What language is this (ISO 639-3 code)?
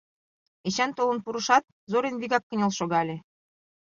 chm